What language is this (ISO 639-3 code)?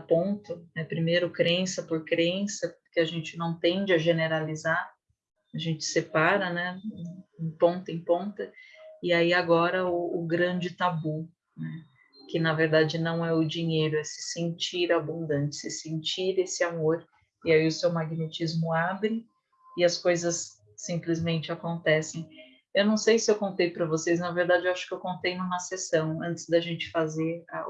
por